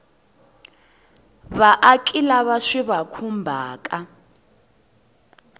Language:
Tsonga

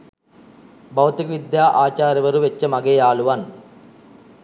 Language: Sinhala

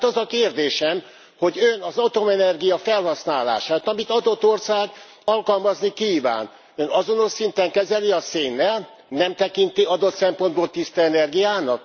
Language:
Hungarian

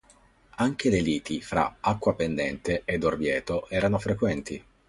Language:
Italian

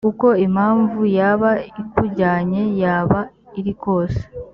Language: Kinyarwanda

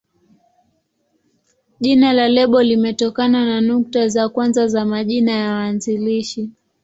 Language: Swahili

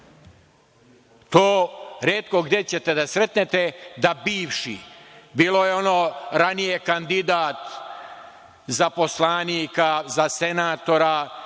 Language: Serbian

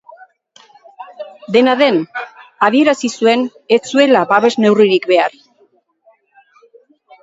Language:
Basque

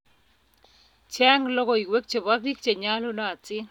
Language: Kalenjin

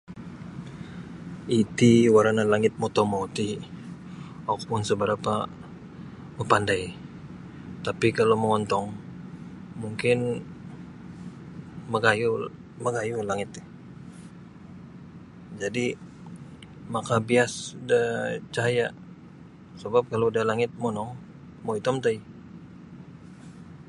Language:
Sabah Bisaya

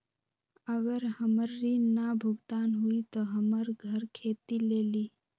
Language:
Magahi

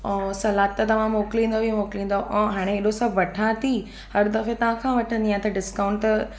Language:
Sindhi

